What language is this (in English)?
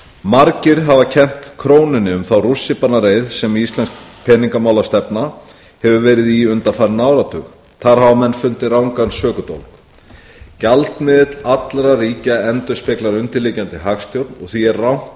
Icelandic